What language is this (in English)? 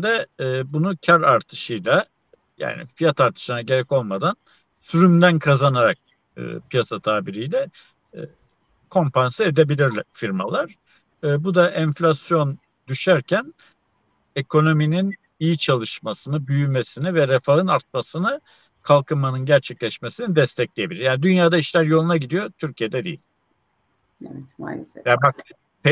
Turkish